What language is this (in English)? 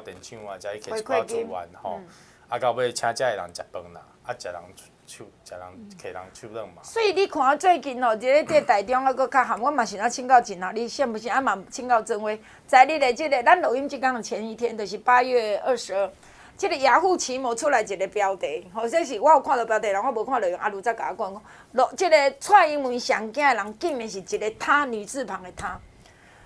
Chinese